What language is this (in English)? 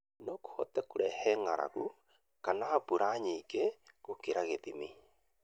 Kikuyu